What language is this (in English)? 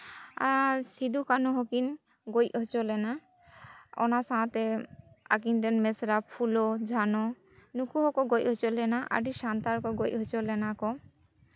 Santali